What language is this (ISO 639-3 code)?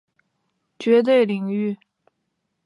zho